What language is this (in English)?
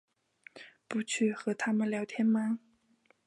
Chinese